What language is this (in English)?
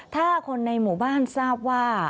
Thai